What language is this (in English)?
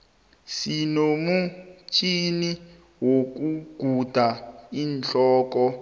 South Ndebele